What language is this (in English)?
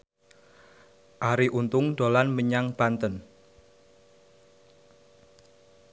Javanese